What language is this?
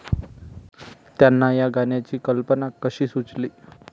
Marathi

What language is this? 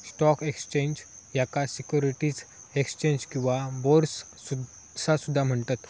Marathi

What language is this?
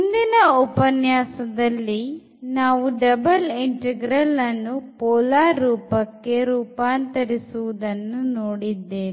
Kannada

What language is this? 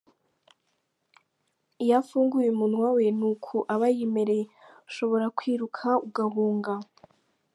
Kinyarwanda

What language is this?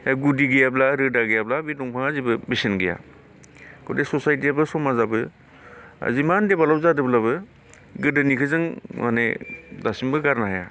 Bodo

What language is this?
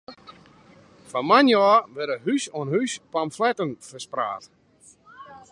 Western Frisian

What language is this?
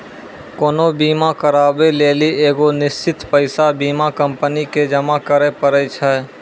Maithili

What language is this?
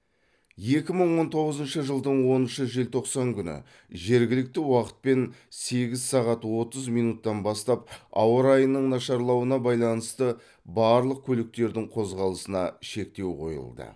Kazakh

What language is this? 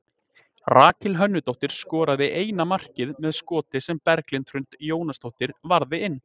Icelandic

